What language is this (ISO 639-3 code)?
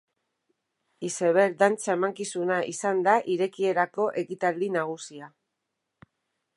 eus